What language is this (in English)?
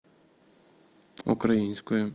Russian